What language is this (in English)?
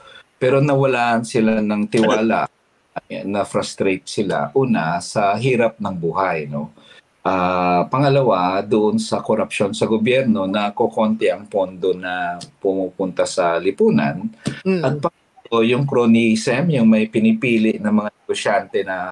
Filipino